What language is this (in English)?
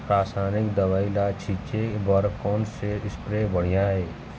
Chhattisgarhi